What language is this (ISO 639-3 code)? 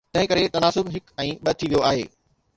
snd